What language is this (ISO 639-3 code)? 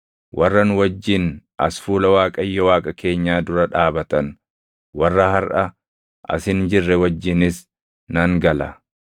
orm